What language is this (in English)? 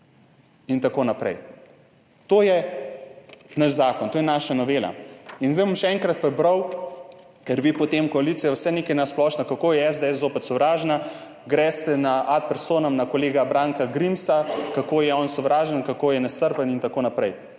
Slovenian